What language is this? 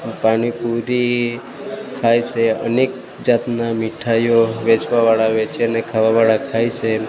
Gujarati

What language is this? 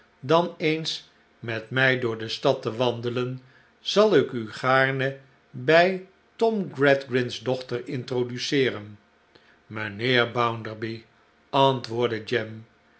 Dutch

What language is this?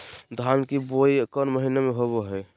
Magahi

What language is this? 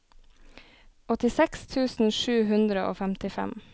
Norwegian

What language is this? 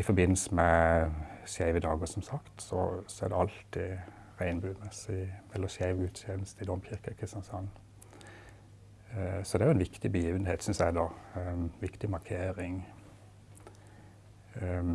Norwegian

